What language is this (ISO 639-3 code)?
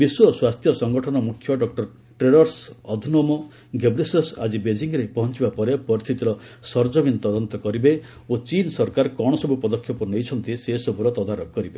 ori